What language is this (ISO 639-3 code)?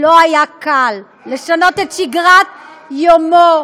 heb